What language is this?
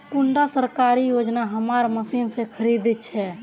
Magahi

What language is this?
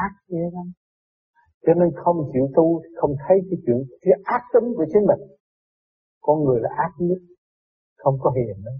Vietnamese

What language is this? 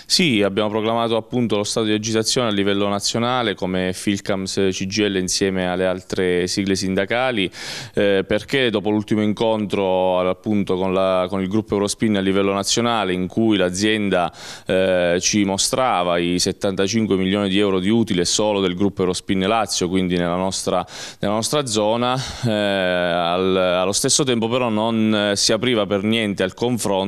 Italian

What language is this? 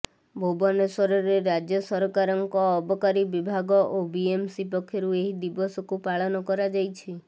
Odia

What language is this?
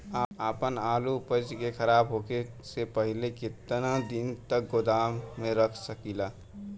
Bhojpuri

